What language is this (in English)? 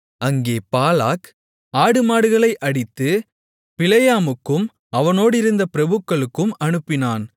Tamil